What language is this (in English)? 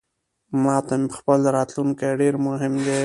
Pashto